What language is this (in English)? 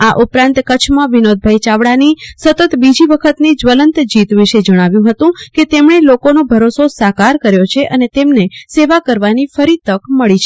Gujarati